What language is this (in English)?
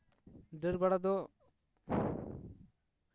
Santali